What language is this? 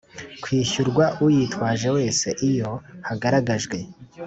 Kinyarwanda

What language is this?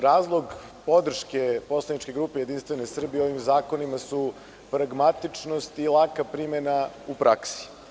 Serbian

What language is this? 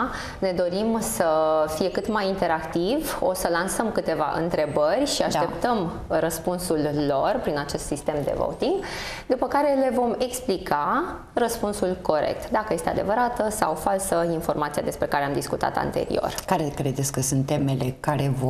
Romanian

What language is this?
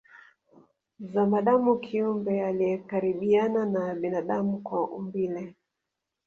Swahili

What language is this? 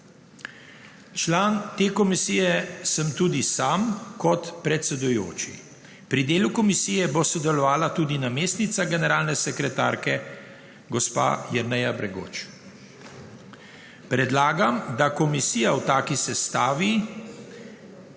Slovenian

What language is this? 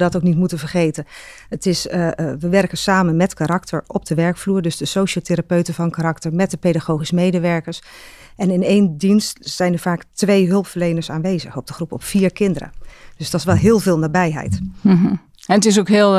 Dutch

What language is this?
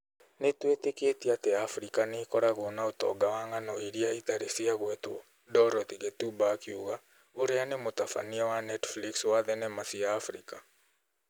Kikuyu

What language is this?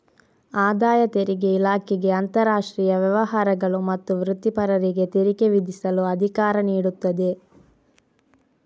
Kannada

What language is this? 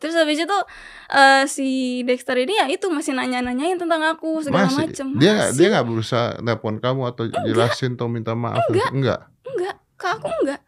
Indonesian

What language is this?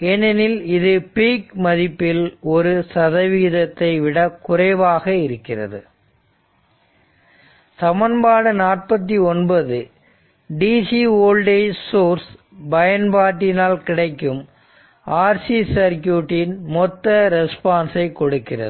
Tamil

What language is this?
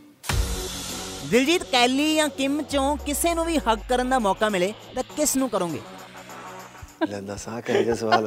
Punjabi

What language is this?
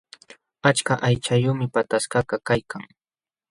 Jauja Wanca Quechua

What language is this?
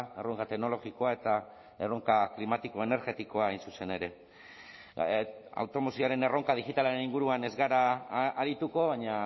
Basque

